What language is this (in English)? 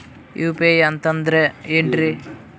Kannada